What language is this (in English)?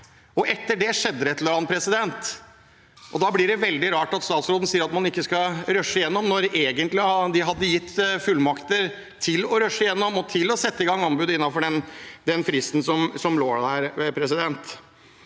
Norwegian